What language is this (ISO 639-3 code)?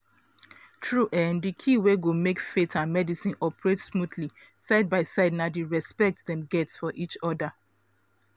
pcm